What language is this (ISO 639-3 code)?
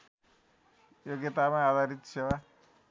nep